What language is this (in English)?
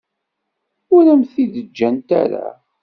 Kabyle